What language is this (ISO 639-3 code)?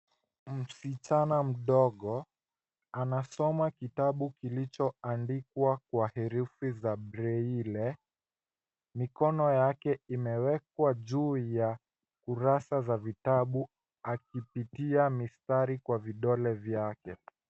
swa